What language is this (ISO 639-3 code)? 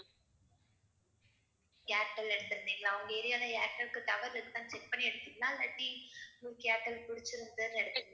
tam